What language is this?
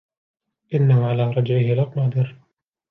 Arabic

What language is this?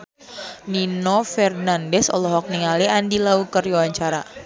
Sundanese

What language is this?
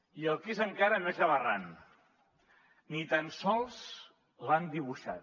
Catalan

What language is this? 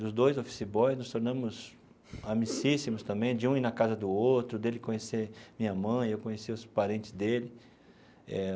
Portuguese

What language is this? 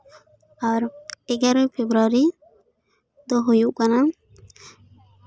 Santali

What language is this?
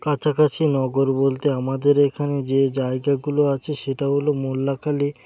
Bangla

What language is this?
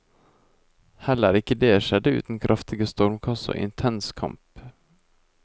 Norwegian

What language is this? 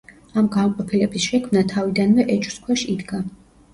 Georgian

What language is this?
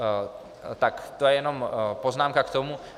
Czech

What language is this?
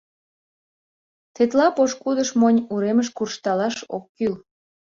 Mari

